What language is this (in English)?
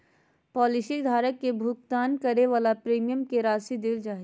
Magahi